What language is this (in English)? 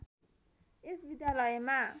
Nepali